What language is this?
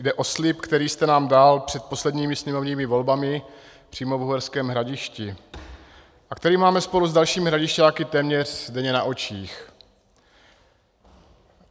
Czech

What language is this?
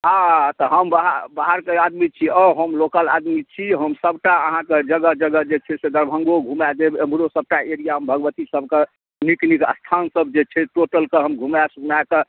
Maithili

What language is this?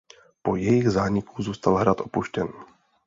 Czech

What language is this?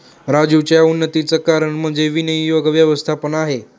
Marathi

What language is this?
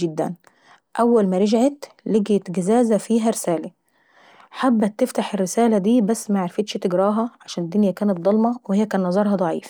Saidi Arabic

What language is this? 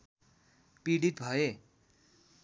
Nepali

